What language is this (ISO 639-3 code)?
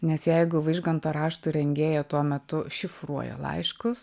lit